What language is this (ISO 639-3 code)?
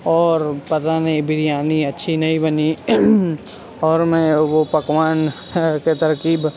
urd